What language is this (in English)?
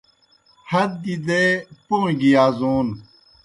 Kohistani Shina